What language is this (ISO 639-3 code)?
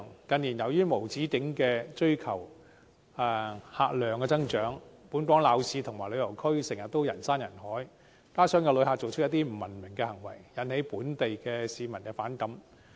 yue